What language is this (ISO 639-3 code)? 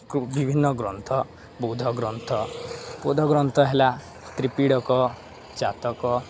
ori